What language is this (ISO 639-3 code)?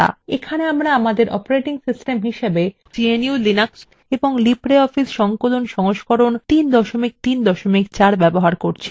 ben